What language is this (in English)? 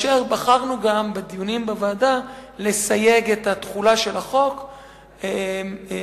Hebrew